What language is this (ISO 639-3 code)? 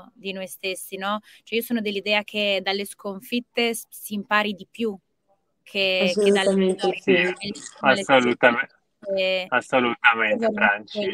ita